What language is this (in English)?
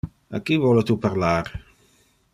Interlingua